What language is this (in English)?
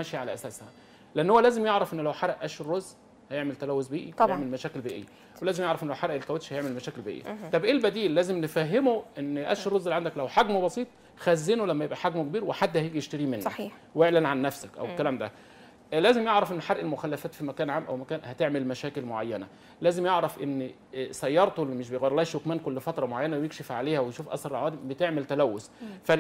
Arabic